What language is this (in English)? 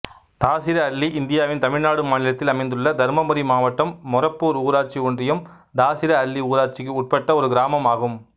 Tamil